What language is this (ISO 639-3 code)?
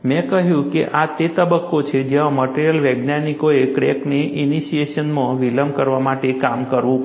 guj